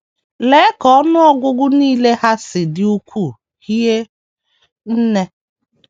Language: Igbo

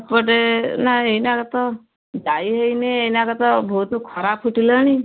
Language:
Odia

